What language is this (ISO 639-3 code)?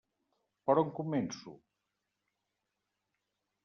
cat